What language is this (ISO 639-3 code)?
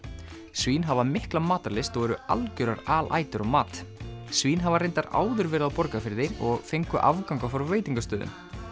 isl